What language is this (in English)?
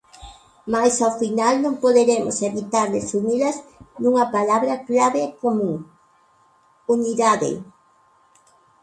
Galician